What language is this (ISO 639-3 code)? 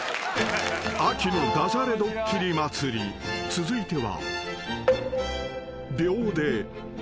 jpn